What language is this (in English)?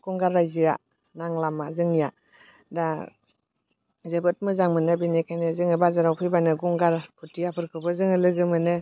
Bodo